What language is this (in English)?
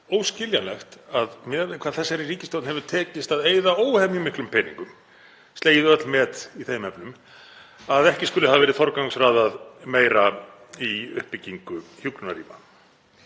Icelandic